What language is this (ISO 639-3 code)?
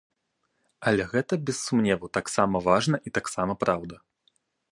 bel